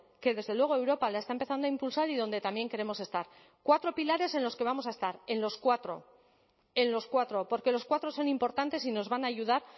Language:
Spanish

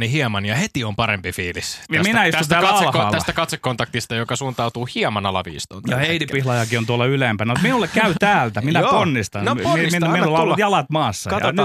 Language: Finnish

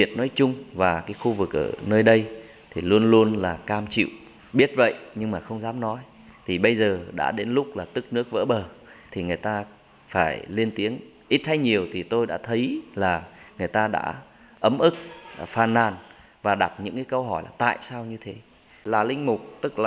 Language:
Vietnamese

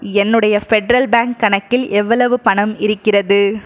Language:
Tamil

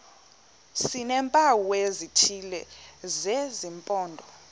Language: Xhosa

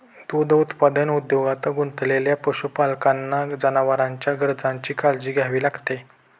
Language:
Marathi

